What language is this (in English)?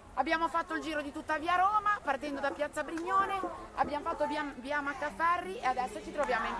Italian